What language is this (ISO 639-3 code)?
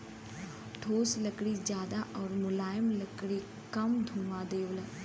bho